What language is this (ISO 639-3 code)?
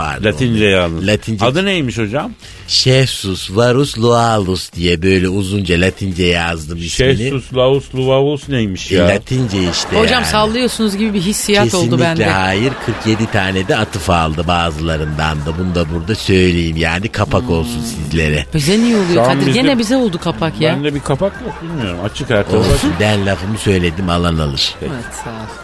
tur